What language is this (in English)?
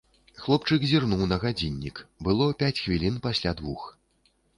Belarusian